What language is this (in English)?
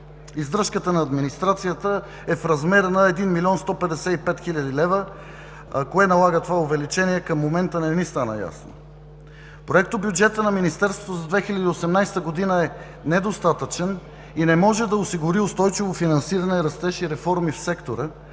Bulgarian